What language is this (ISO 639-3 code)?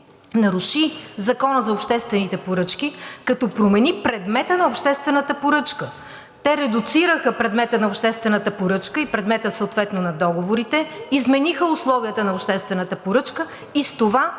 bul